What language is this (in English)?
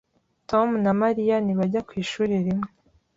Kinyarwanda